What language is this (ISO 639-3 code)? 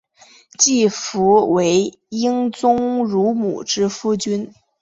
zho